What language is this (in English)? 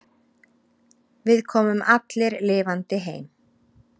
Icelandic